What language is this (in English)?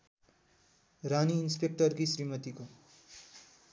Nepali